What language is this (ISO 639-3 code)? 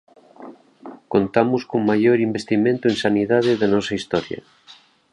glg